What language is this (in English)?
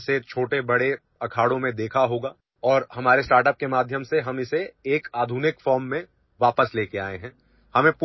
Urdu